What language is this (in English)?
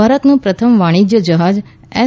Gujarati